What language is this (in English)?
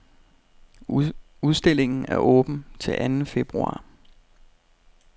Danish